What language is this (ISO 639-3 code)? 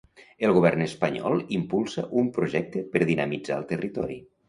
cat